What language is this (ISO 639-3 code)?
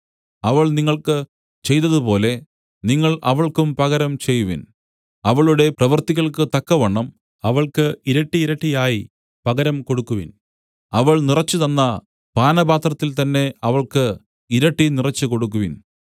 mal